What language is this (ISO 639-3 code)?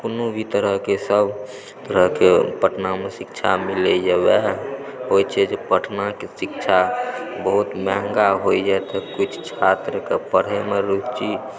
mai